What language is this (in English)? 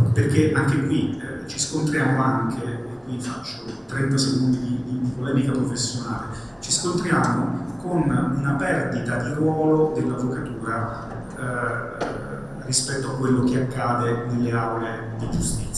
Italian